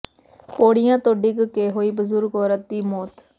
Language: Punjabi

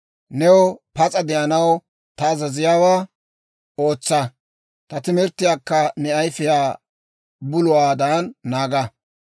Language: Dawro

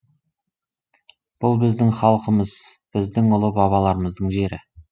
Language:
Kazakh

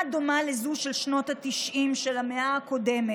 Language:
Hebrew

